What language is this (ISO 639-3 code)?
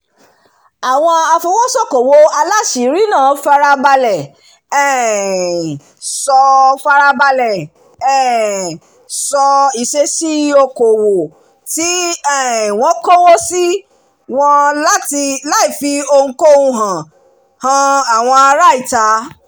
yor